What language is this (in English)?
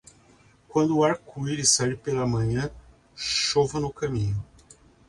Portuguese